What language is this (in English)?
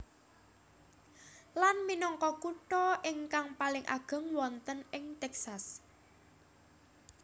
Javanese